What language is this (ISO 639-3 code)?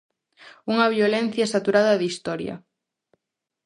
glg